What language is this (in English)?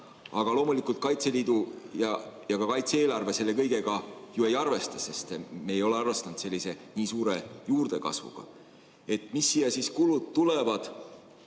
Estonian